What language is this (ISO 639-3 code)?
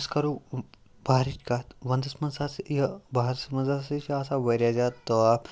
kas